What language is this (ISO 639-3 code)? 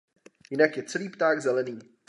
ces